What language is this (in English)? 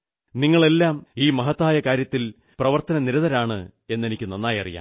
Malayalam